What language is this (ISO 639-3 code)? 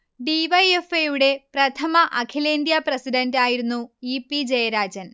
mal